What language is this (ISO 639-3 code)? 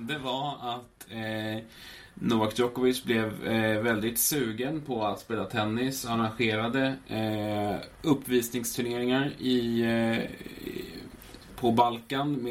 swe